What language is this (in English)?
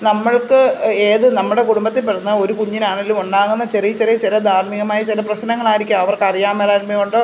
Malayalam